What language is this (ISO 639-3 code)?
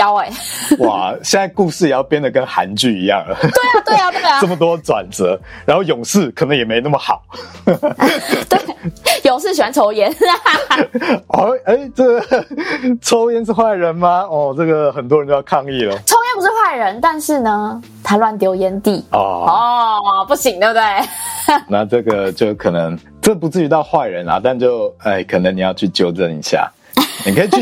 zho